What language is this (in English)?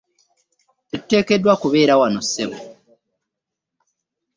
Ganda